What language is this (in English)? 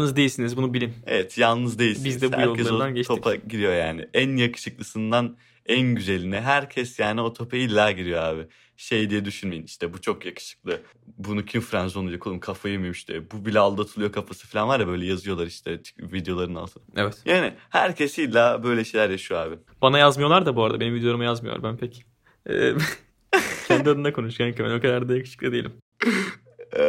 Turkish